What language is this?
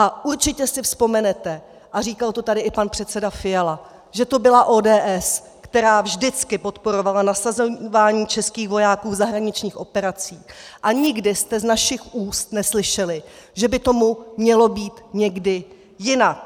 Czech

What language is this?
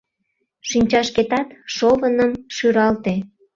Mari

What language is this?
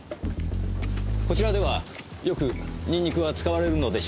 Japanese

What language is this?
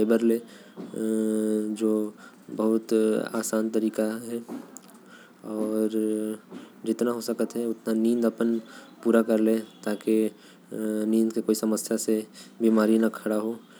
Korwa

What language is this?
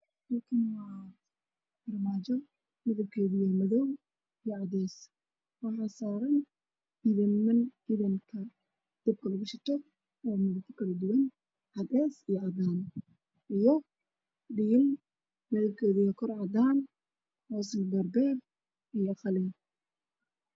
Somali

